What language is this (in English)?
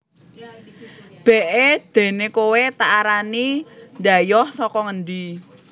Javanese